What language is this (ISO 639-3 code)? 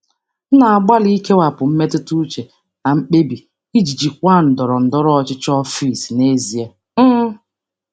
ibo